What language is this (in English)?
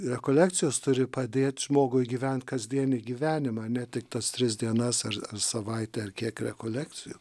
Lithuanian